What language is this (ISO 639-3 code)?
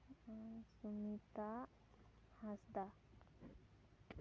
sat